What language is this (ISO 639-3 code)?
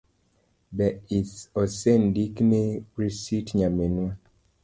luo